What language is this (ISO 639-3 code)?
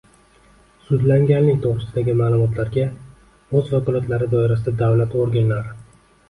uzb